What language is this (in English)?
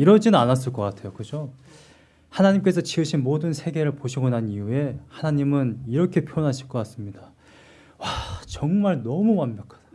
Korean